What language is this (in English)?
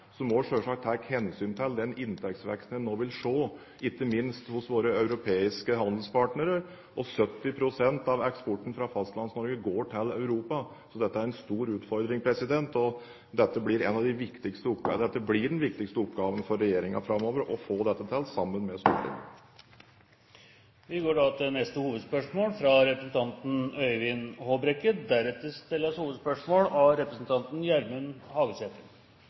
Norwegian